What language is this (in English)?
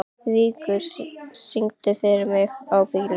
Icelandic